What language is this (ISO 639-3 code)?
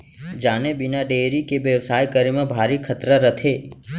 hne